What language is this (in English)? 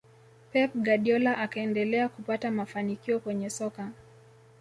Swahili